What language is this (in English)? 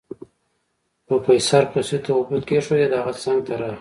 Pashto